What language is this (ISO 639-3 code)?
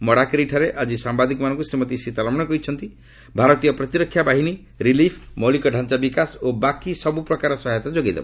ori